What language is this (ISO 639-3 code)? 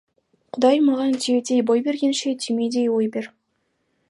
kaz